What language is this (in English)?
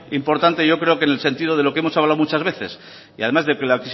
Spanish